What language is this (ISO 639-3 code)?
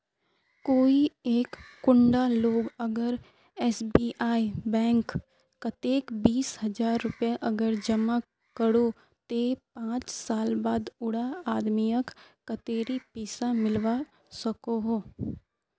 mag